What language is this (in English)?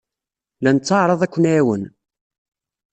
Kabyle